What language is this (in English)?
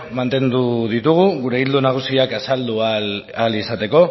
Basque